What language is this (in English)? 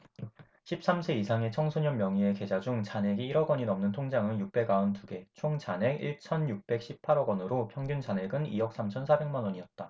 Korean